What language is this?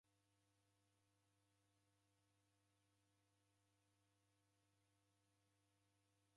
Taita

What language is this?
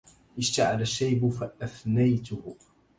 Arabic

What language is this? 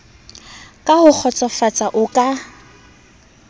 Southern Sotho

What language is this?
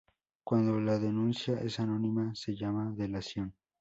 Spanish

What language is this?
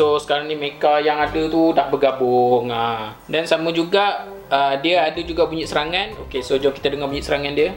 Malay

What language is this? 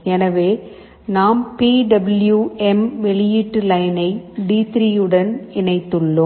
Tamil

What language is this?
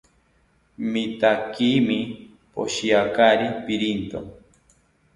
South Ucayali Ashéninka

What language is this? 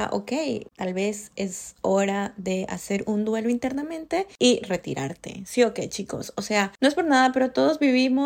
Spanish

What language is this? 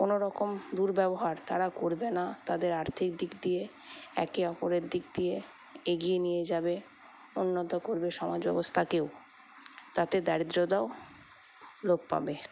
Bangla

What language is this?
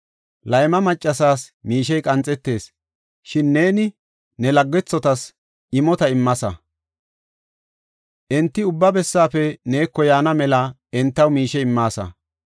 Gofa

